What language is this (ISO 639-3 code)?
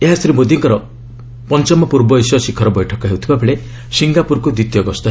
ori